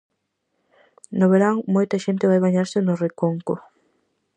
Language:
Galician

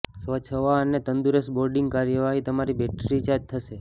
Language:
Gujarati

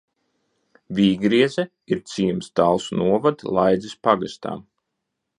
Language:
Latvian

